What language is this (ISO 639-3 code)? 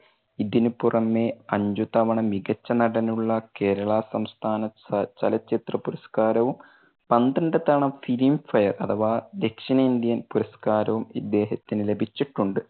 mal